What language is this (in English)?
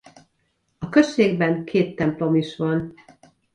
Hungarian